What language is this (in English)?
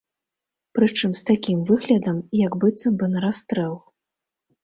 Belarusian